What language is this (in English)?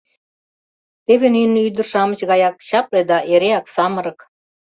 Mari